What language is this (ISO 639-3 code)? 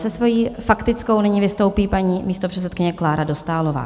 ces